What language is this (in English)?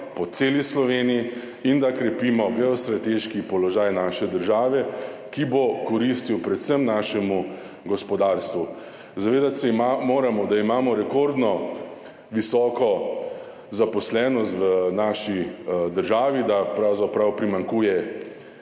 Slovenian